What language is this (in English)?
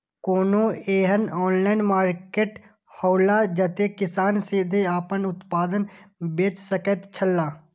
Maithili